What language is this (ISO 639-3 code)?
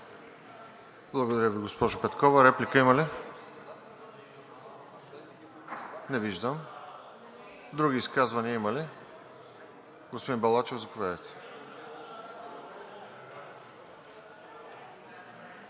bul